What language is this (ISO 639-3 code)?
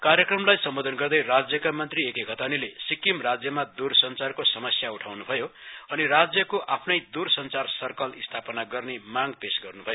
nep